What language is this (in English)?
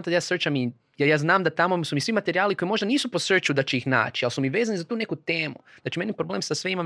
Croatian